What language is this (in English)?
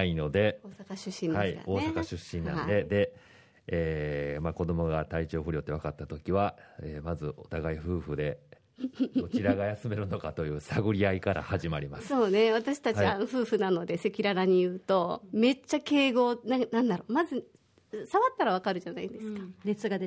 Japanese